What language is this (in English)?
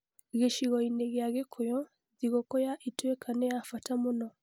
Kikuyu